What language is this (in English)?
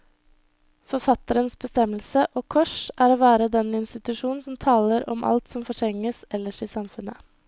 Norwegian